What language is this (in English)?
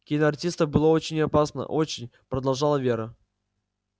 Russian